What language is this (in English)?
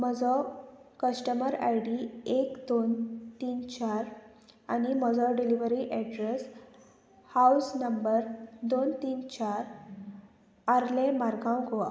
Konkani